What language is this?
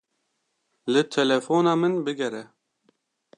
Kurdish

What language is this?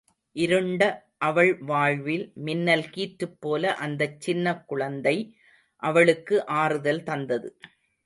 Tamil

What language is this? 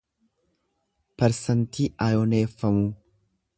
Oromo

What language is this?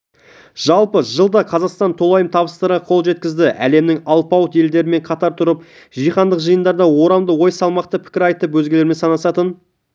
Kazakh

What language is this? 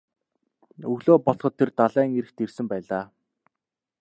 Mongolian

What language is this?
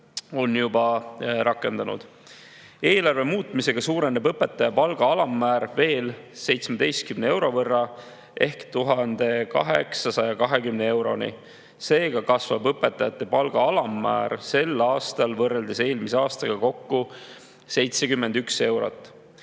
Estonian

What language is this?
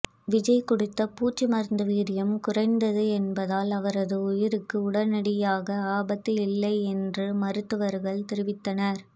Tamil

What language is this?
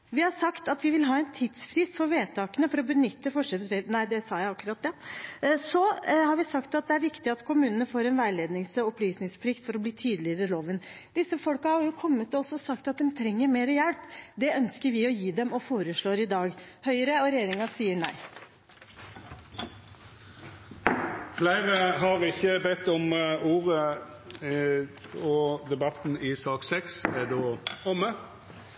Norwegian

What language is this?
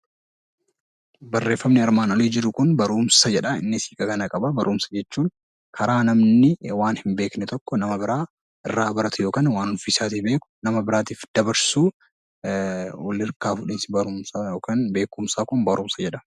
Oromo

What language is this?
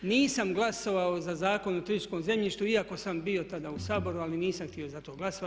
Croatian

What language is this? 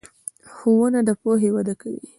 Pashto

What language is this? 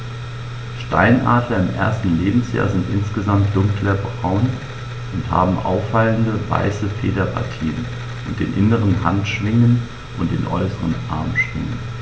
German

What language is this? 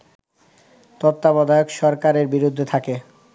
Bangla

